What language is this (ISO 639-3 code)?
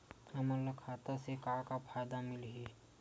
hne